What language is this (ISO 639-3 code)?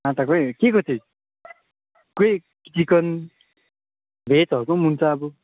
nep